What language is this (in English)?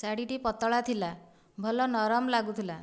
Odia